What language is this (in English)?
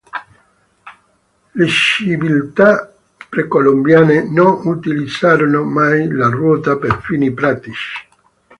Italian